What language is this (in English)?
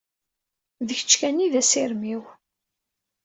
Kabyle